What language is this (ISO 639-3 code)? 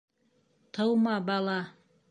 bak